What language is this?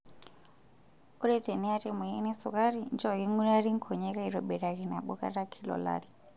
Masai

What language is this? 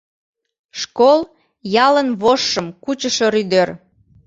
Mari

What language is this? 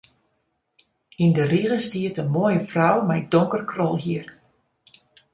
Western Frisian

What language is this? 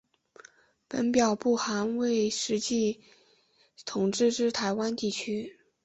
Chinese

